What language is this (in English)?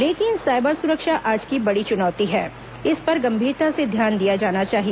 Hindi